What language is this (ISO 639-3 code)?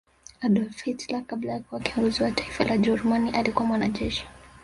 swa